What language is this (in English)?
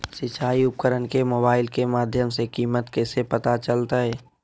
Magahi